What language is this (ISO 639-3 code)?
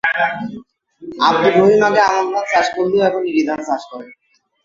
ben